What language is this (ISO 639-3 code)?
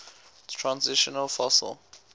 eng